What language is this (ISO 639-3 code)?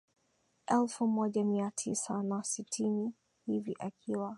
swa